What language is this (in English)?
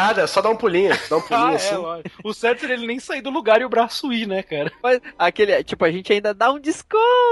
Portuguese